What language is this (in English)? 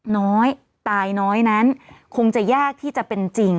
Thai